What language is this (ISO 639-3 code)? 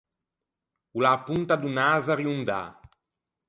lij